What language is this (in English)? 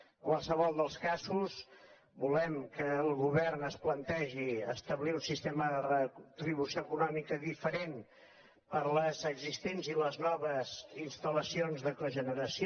Catalan